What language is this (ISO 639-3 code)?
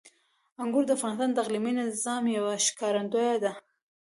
pus